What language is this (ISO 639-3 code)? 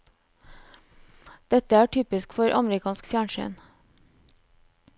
nor